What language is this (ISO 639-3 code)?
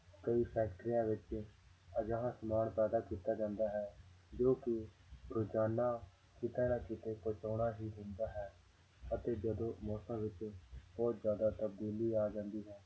pan